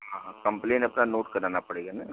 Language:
Hindi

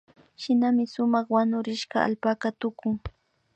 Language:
Imbabura Highland Quichua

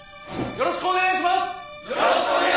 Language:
Japanese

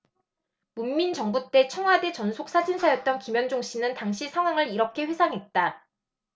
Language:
Korean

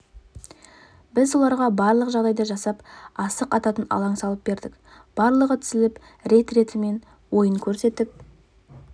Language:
Kazakh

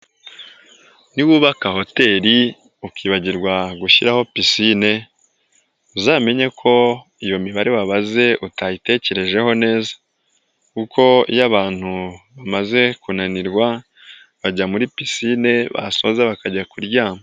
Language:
Kinyarwanda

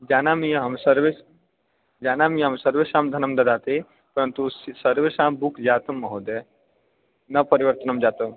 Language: Sanskrit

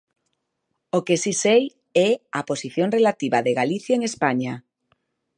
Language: Galician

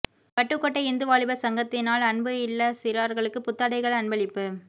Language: Tamil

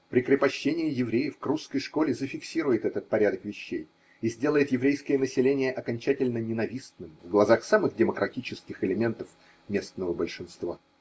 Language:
Russian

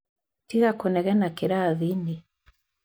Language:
Kikuyu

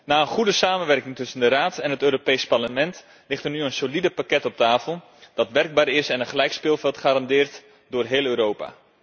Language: Dutch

